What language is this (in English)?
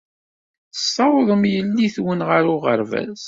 Kabyle